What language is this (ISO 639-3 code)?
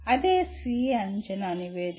tel